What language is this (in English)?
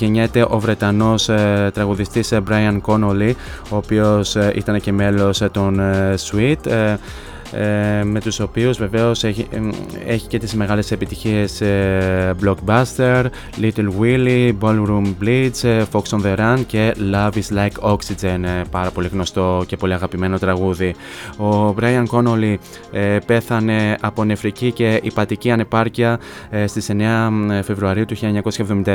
Greek